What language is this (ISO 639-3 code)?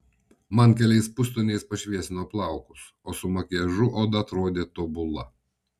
lit